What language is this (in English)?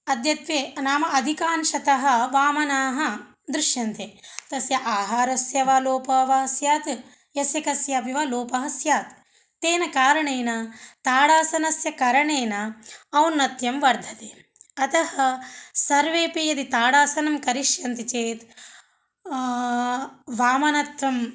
Sanskrit